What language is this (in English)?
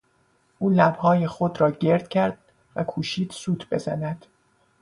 Persian